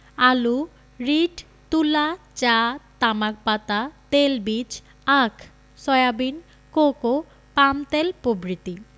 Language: Bangla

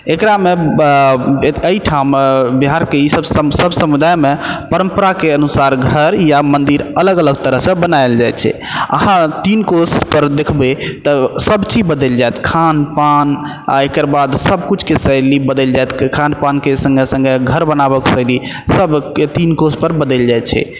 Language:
Maithili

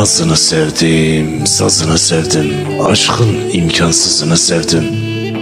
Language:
Turkish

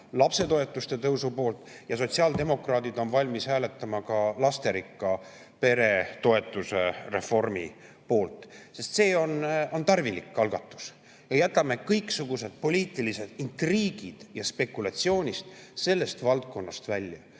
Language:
Estonian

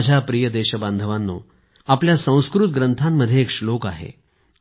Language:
Marathi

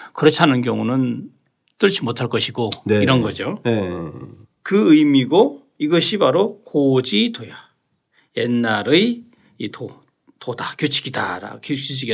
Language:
Korean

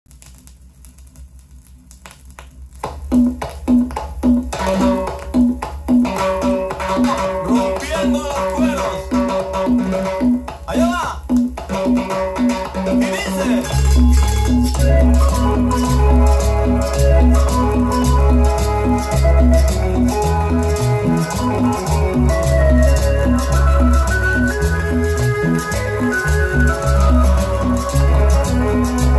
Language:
Polish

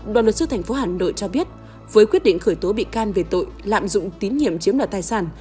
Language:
Vietnamese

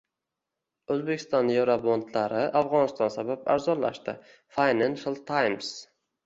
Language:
Uzbek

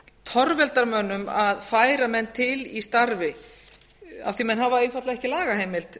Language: Icelandic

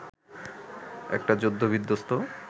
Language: Bangla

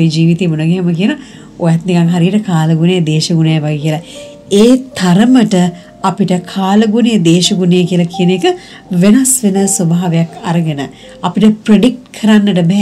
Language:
Turkish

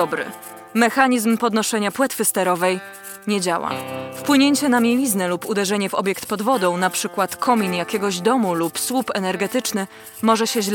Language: Polish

